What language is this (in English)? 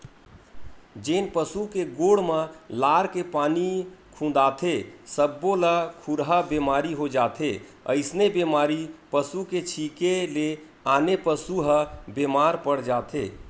Chhattisgarhi